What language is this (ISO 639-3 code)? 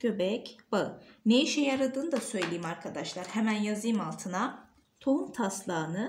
tur